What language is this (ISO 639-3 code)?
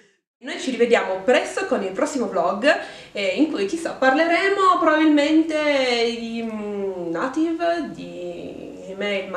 ita